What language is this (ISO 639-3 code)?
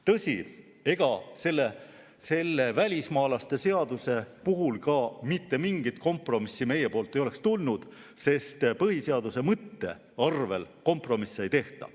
est